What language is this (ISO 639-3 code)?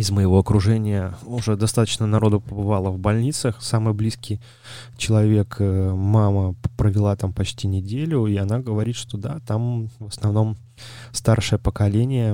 rus